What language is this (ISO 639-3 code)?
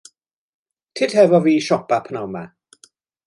cym